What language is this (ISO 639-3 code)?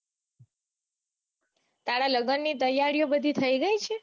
guj